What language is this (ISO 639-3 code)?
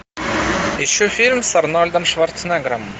rus